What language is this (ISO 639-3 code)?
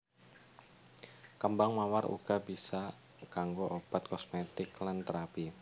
jav